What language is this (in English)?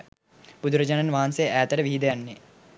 Sinhala